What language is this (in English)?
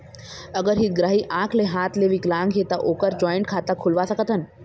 Chhattisgarhi